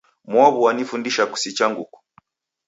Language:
Taita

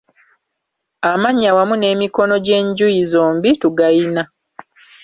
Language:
Ganda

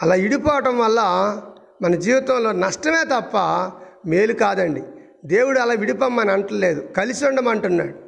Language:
Telugu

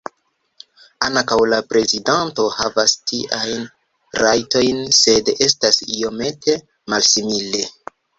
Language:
Esperanto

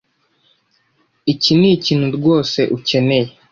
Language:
Kinyarwanda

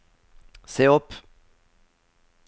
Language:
Norwegian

